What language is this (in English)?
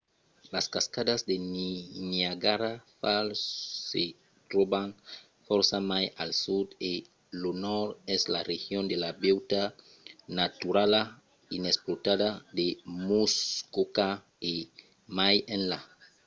Occitan